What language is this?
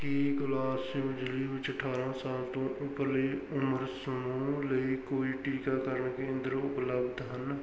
Punjabi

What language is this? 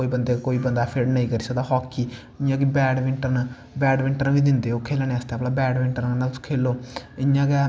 Dogri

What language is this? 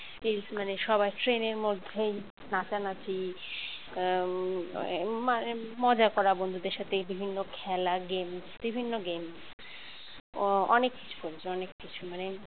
Bangla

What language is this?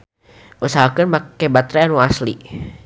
Sundanese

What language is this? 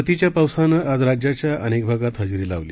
Marathi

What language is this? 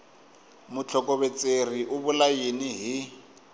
Tsonga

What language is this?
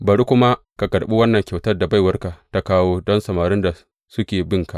Hausa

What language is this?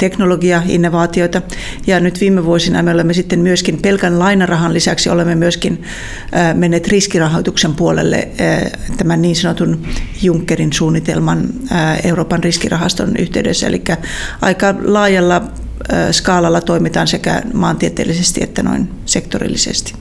Finnish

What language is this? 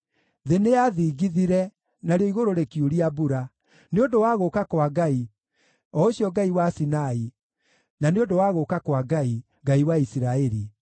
Kikuyu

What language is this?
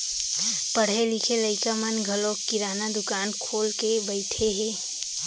Chhattisgarhi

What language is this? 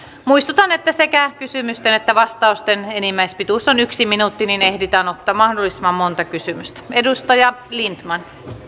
Finnish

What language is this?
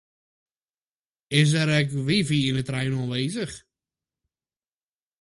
Western Frisian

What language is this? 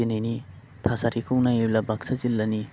Bodo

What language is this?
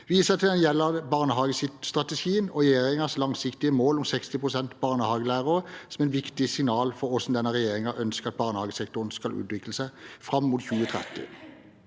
Norwegian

